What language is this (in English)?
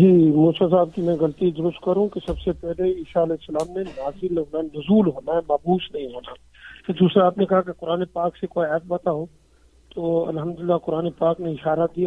Urdu